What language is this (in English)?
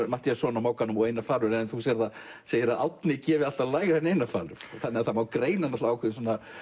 Icelandic